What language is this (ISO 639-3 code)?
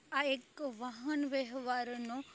guj